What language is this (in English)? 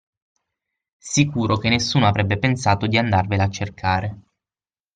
Italian